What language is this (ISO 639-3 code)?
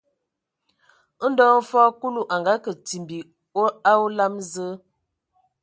ewo